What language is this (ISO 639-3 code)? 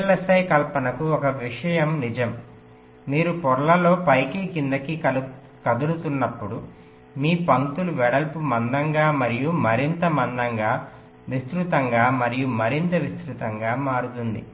tel